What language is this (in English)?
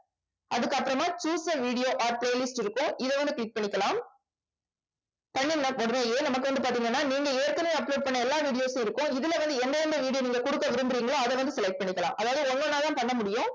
Tamil